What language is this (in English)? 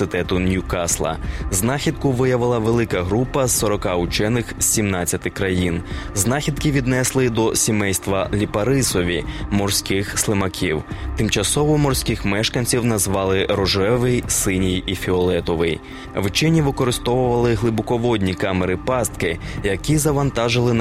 Ukrainian